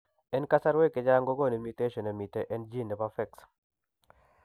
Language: Kalenjin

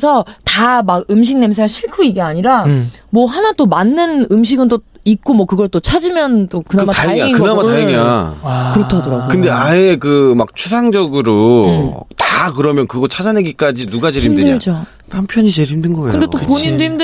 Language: Korean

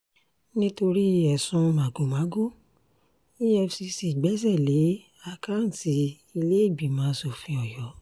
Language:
Yoruba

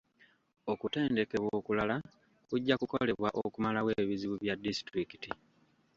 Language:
Ganda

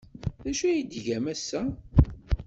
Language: Kabyle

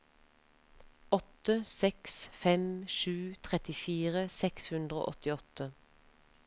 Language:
Norwegian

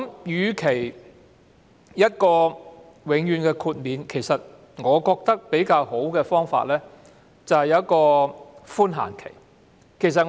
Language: Cantonese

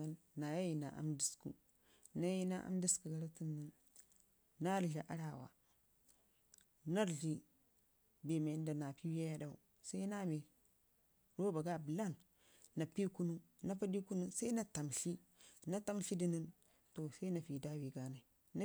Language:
Ngizim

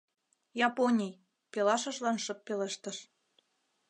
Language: Mari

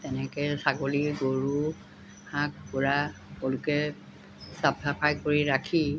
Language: Assamese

